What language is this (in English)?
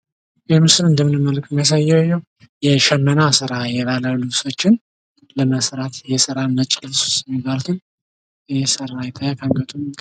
Amharic